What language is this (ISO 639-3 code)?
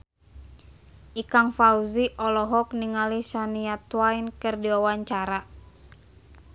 sun